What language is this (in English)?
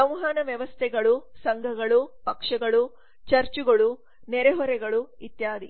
Kannada